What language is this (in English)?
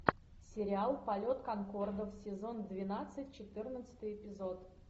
Russian